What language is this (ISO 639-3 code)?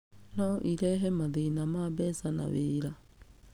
kik